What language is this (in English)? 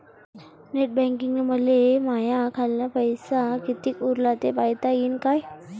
Marathi